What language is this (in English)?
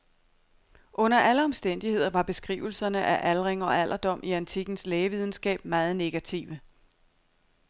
Danish